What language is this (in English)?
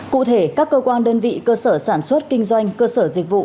Vietnamese